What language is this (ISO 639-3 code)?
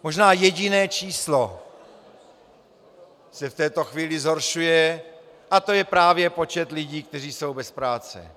ces